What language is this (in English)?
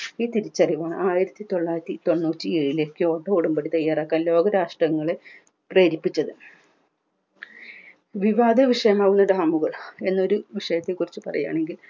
Malayalam